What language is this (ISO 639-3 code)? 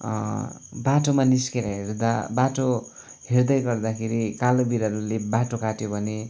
nep